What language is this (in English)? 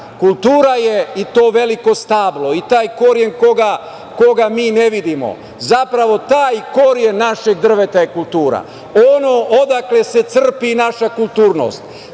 Serbian